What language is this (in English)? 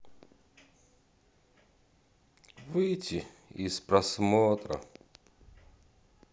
Russian